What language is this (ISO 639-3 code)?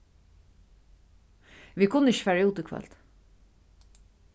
fao